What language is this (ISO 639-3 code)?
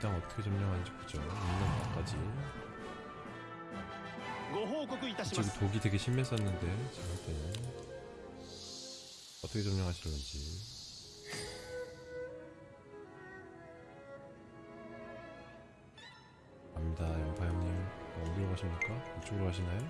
kor